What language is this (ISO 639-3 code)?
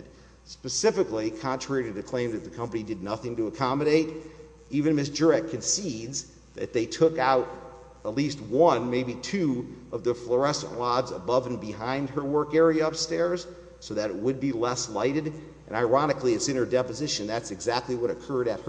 eng